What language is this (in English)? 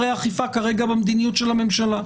Hebrew